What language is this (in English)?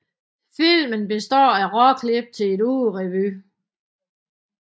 Danish